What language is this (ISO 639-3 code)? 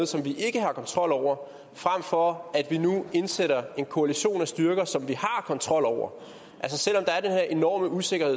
dan